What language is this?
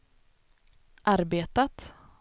Swedish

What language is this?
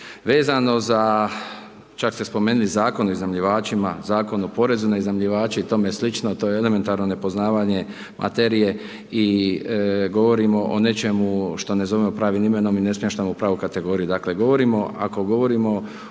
Croatian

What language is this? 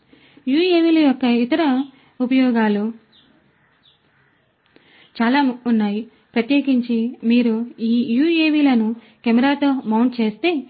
Telugu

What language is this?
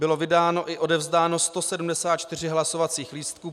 Czech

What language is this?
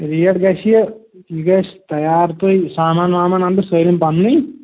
Kashmiri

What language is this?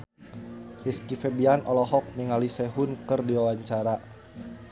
Sundanese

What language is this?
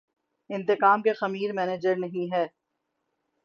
Urdu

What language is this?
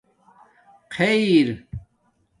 Domaaki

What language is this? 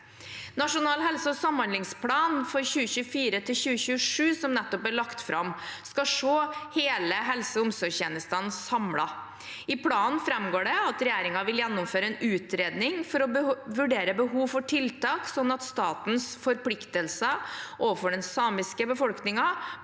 Norwegian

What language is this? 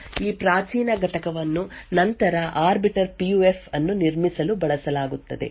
Kannada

